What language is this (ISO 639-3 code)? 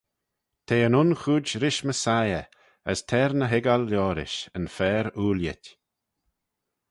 glv